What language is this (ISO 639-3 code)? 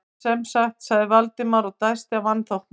isl